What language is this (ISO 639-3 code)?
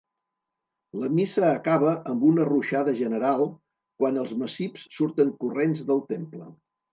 cat